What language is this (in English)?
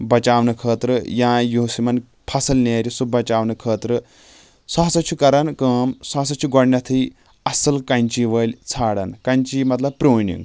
Kashmiri